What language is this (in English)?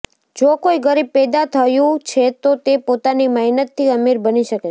Gujarati